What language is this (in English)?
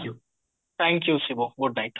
Odia